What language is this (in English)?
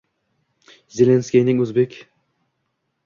Uzbek